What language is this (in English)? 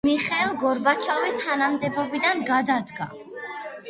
Georgian